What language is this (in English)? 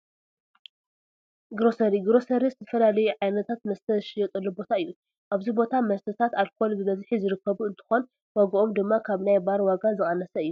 Tigrinya